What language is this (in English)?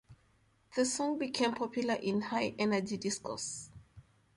English